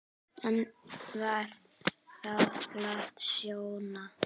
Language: Icelandic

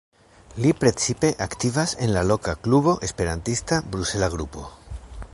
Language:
Esperanto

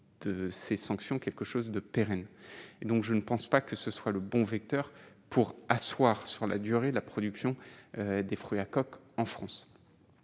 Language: French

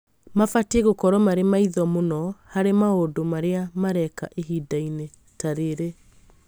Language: Kikuyu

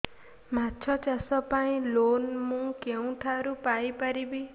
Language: Odia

